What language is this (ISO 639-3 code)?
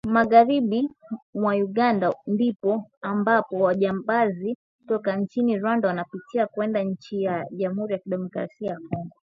swa